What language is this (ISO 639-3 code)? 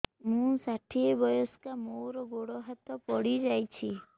ori